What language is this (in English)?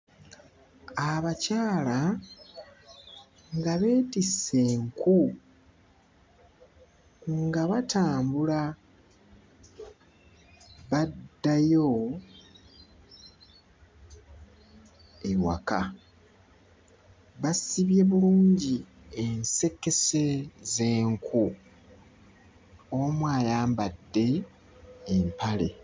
Ganda